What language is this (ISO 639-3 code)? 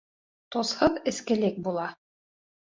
bak